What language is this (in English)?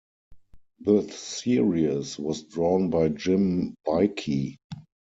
English